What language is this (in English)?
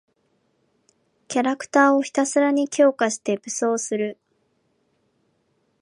Japanese